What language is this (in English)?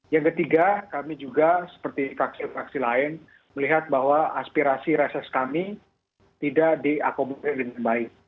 Indonesian